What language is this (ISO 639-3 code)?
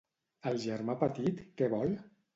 cat